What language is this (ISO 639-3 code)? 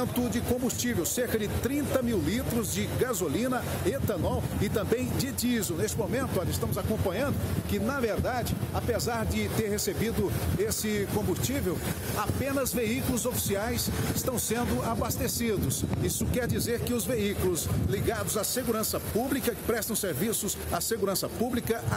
por